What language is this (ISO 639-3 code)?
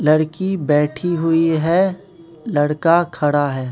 hin